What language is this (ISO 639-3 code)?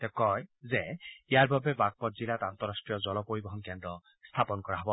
asm